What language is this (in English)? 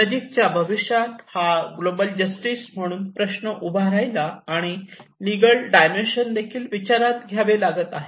Marathi